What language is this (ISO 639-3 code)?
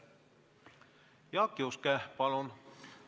est